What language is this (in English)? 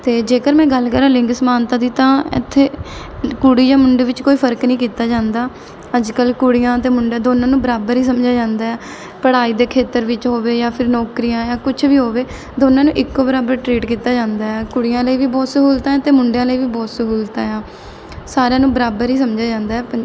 Punjabi